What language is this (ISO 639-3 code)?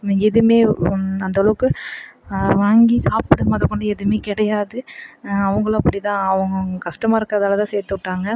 tam